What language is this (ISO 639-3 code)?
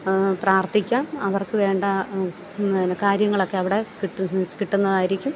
mal